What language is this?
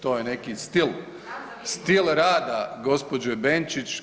Croatian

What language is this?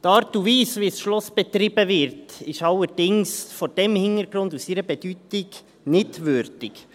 Swiss German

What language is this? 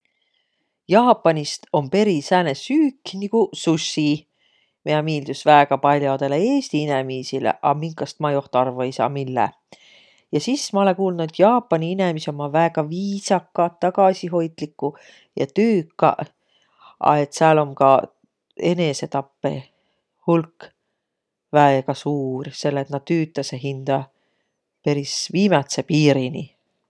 Võro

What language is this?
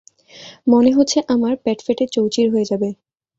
Bangla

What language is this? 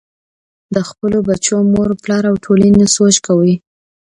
Pashto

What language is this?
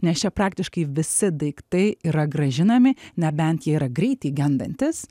Lithuanian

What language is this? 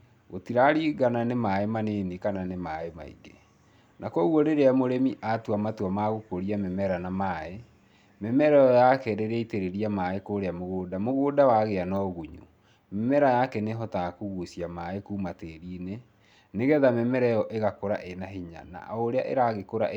Kikuyu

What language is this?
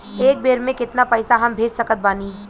Bhojpuri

